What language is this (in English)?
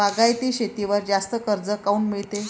Marathi